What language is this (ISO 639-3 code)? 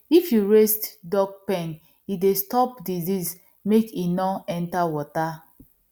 pcm